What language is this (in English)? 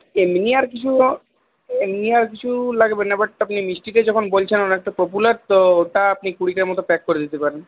Bangla